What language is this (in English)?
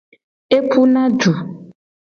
Gen